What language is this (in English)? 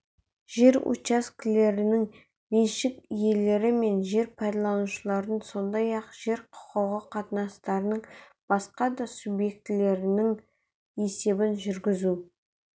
Kazakh